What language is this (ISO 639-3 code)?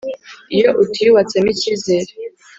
kin